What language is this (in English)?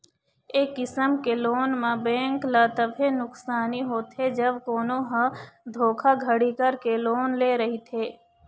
Chhattisgarhi